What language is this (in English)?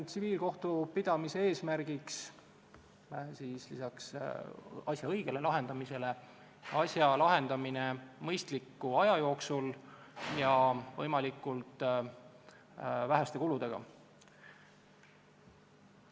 Estonian